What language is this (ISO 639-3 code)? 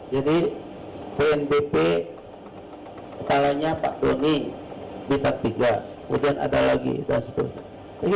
ind